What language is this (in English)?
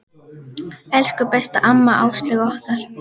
Icelandic